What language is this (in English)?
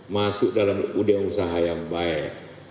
Indonesian